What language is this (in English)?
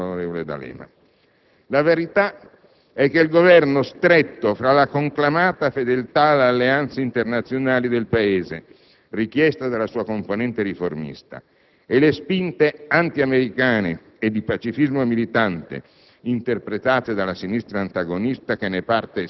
Italian